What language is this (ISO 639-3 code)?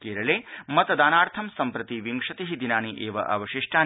san